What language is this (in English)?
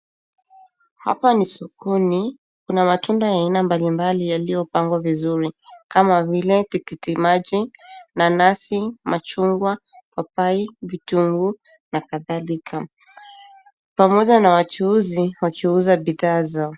Swahili